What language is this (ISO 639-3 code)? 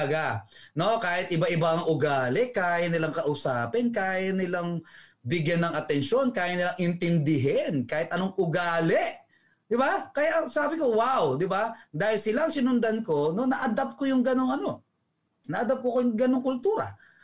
fil